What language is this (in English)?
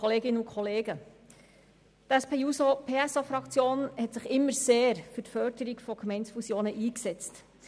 Swiss German